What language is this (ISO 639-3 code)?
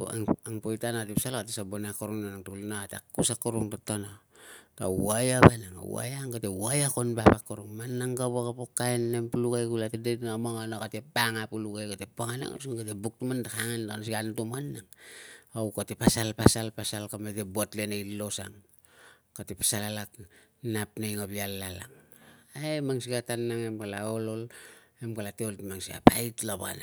lcm